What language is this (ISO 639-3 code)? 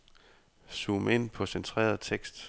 dan